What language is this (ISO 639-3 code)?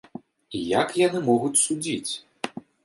bel